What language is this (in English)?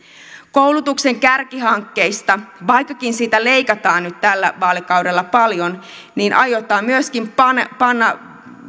Finnish